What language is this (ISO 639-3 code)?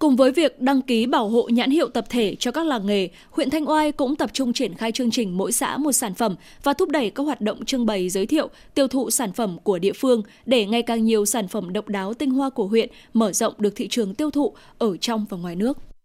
vie